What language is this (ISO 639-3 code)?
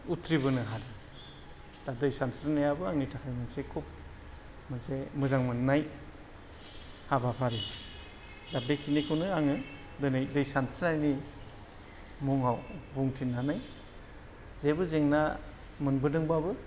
brx